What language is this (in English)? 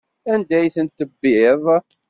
Kabyle